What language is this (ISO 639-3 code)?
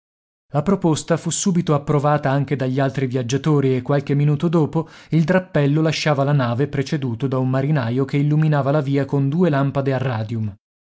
ita